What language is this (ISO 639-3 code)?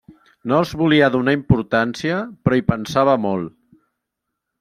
cat